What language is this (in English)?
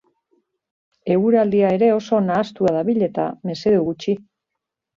Basque